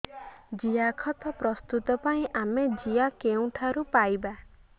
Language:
Odia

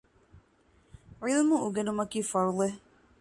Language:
Divehi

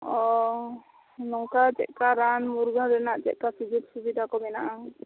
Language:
Santali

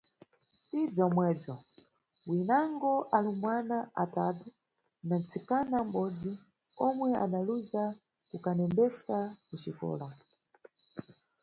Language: Nyungwe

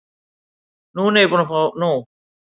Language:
Icelandic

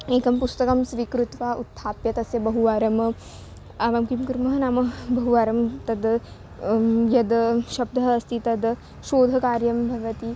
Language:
Sanskrit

